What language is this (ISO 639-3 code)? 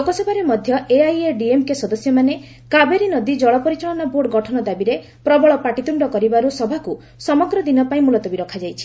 ori